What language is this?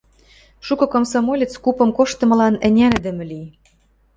Western Mari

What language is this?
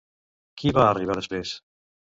Catalan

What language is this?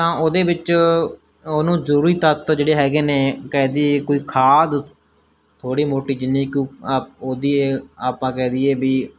Punjabi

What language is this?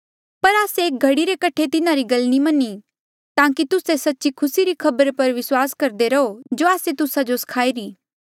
Mandeali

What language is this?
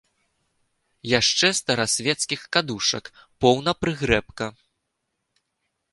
Belarusian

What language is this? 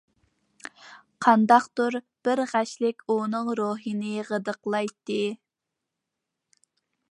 Uyghur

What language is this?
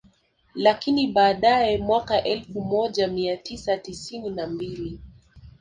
Swahili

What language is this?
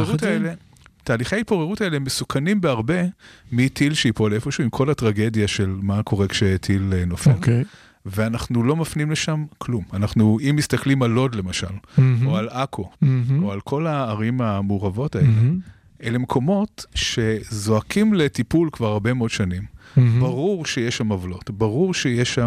Hebrew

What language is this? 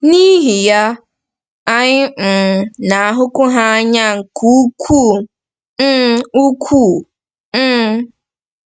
Igbo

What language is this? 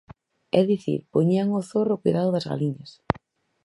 Galician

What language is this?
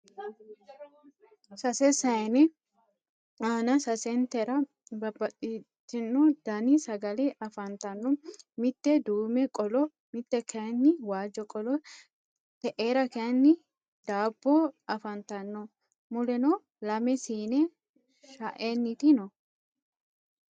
Sidamo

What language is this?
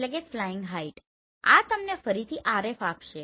Gujarati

